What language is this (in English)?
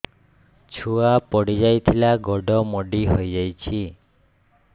Odia